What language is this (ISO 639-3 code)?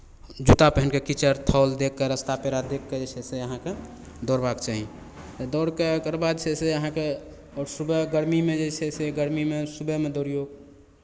mai